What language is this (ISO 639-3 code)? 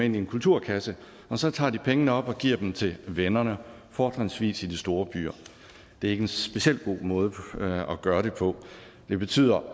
dan